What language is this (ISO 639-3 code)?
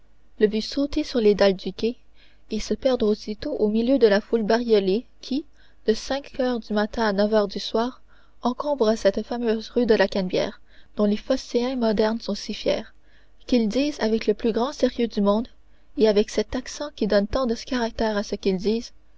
fra